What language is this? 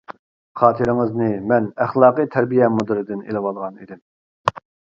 Uyghur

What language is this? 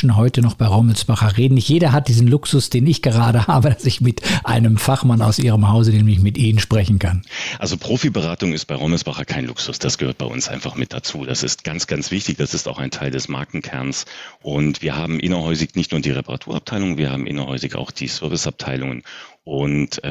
German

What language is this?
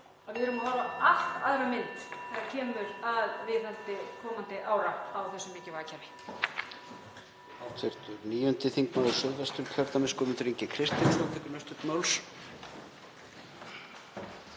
Icelandic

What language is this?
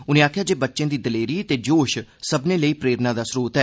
Dogri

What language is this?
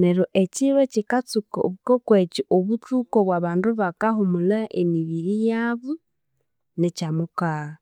Konzo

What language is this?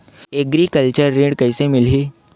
Chhattisgarhi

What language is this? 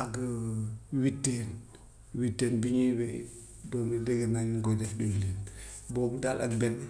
Gambian Wolof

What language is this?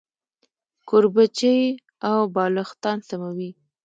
Pashto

